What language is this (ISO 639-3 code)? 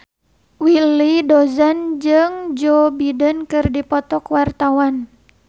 sun